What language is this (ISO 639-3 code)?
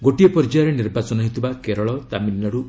ori